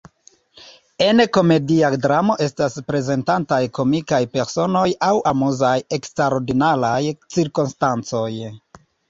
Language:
Esperanto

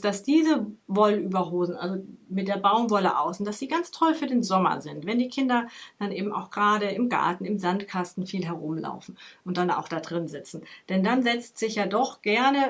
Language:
German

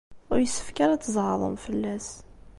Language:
Kabyle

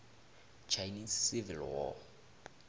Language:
South Ndebele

